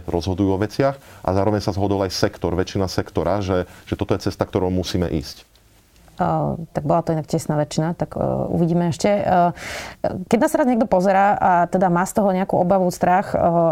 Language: Slovak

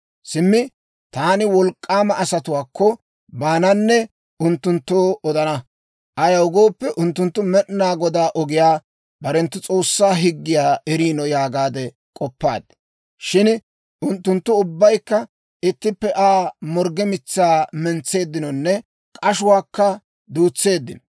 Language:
Dawro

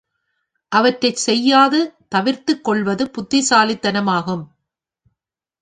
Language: Tamil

